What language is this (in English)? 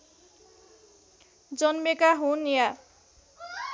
Nepali